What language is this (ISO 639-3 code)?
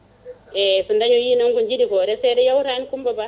ful